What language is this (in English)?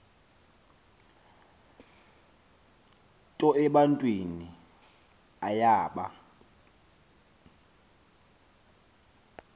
Xhosa